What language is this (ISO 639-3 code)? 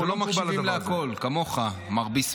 heb